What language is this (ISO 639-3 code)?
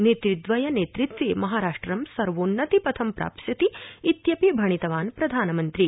san